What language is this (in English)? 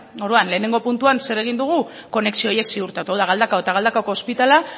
Basque